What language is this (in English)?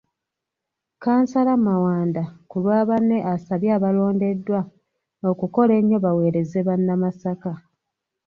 Ganda